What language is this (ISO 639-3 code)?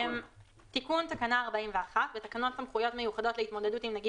heb